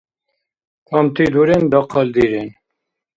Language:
Dargwa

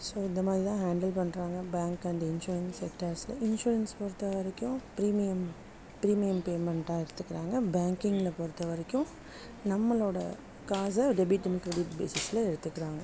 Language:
Tamil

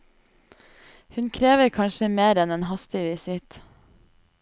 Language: Norwegian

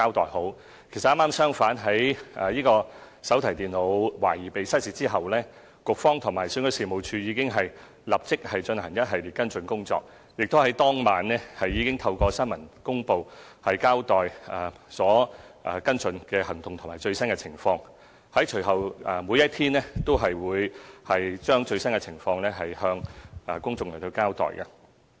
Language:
Cantonese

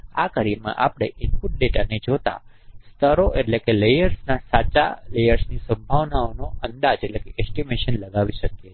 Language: Gujarati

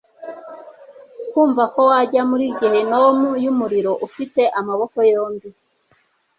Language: Kinyarwanda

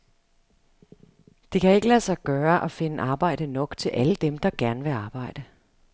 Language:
Danish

